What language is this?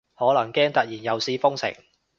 Cantonese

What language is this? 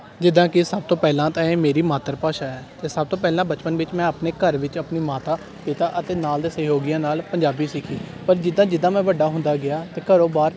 Punjabi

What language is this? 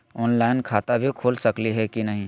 Magahi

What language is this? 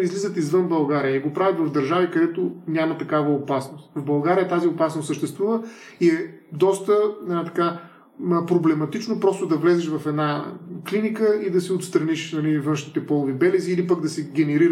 Bulgarian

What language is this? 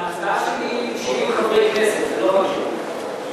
Hebrew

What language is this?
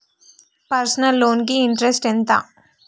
Telugu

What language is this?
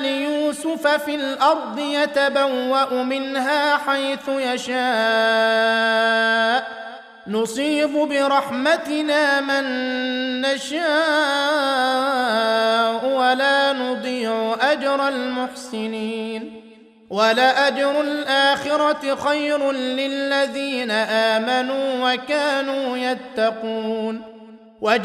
Arabic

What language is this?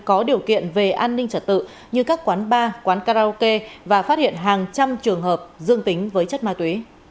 Vietnamese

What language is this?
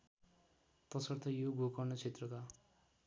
Nepali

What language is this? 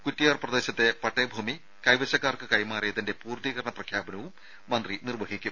Malayalam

